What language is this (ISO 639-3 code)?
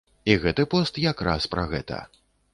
bel